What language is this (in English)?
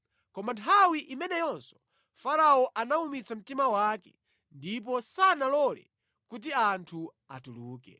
Nyanja